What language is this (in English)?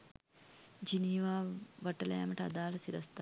Sinhala